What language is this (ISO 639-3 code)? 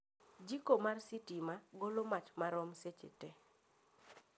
luo